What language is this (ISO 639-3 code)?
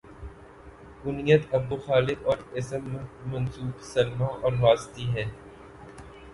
urd